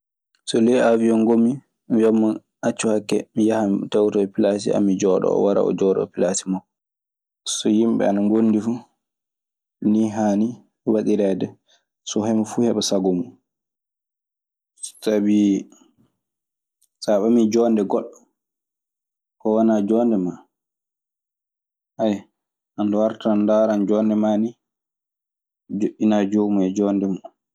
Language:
Maasina Fulfulde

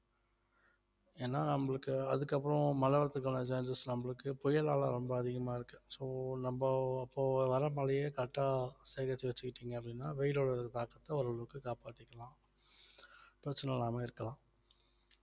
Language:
Tamil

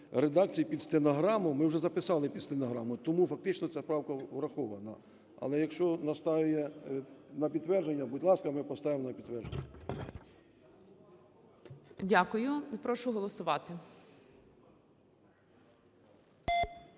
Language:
Ukrainian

